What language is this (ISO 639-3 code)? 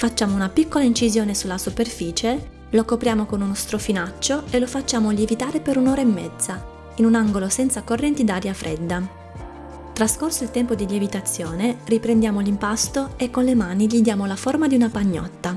ita